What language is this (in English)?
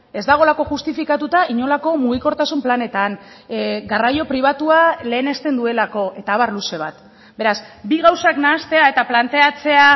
Basque